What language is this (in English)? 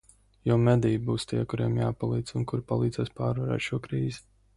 Latvian